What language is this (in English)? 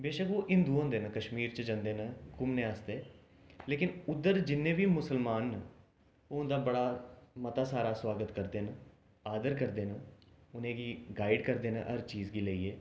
Dogri